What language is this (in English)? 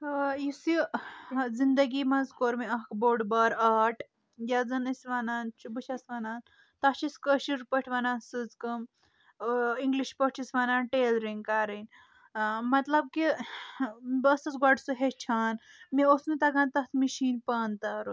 Kashmiri